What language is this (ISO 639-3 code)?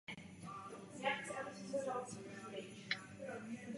ces